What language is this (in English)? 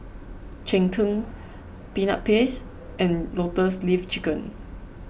English